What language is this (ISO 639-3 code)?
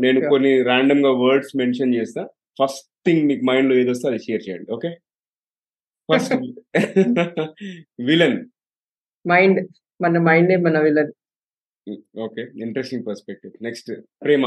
tel